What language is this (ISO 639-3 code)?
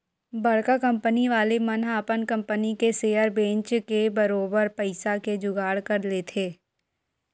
hne